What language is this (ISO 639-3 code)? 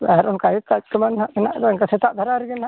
sat